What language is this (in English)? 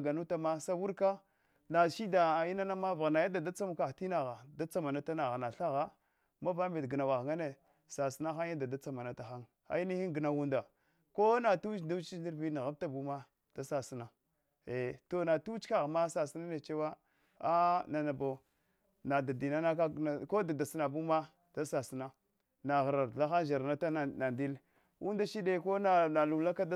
Hwana